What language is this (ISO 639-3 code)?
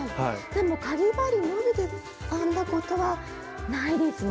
jpn